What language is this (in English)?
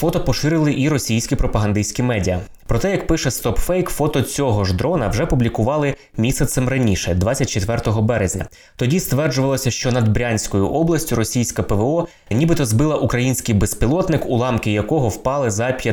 Ukrainian